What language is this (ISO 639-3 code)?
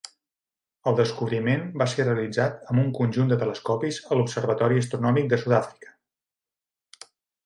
cat